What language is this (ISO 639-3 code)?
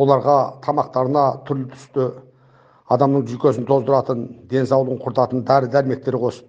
tur